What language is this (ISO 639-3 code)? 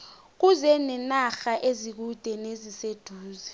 nbl